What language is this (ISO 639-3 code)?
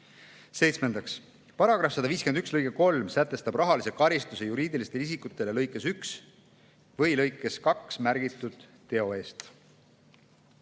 est